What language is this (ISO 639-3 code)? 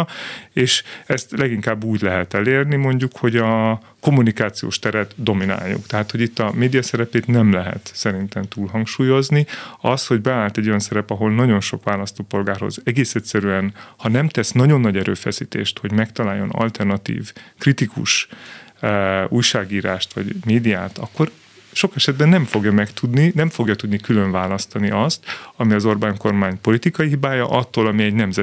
hun